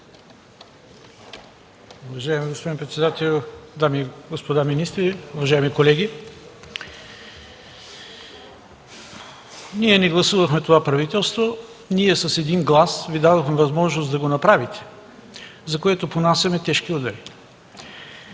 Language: Bulgarian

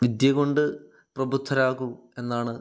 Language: Malayalam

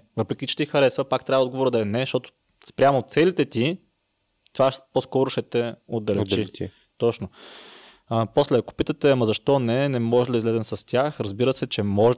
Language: Bulgarian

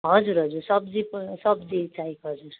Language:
Nepali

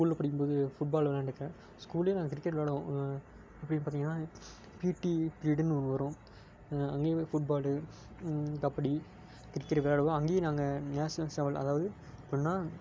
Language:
Tamil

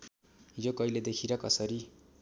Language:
Nepali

